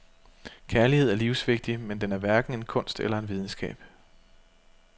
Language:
Danish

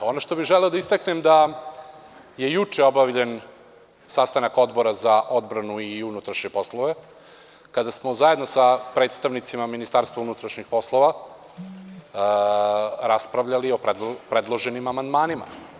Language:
Serbian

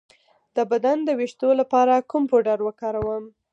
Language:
Pashto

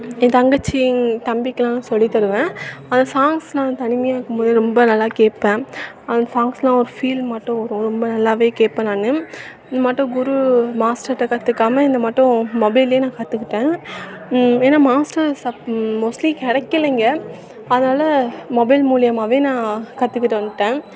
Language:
Tamil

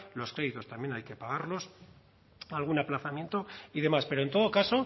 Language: Spanish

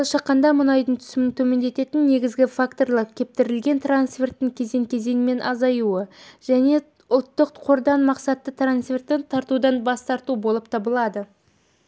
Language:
Kazakh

